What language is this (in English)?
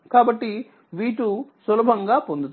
Telugu